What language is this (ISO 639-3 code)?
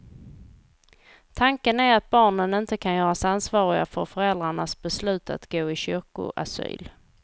swe